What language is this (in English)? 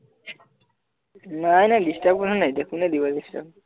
Assamese